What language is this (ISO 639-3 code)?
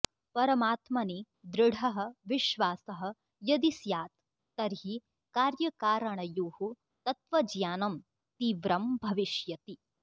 san